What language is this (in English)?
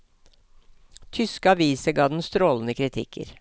Norwegian